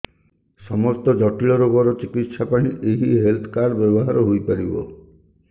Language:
Odia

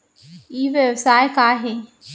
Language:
Chhattisgarhi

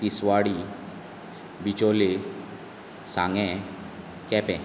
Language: Konkani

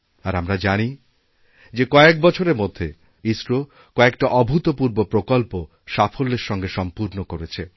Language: Bangla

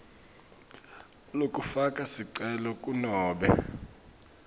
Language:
Swati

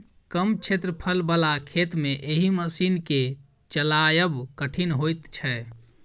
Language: Maithili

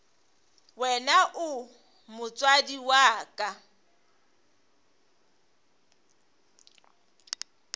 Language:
Northern Sotho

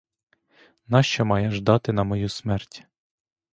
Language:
Ukrainian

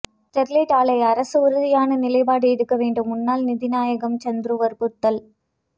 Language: Tamil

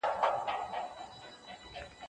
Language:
Pashto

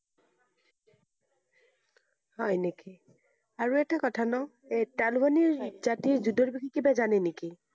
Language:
Assamese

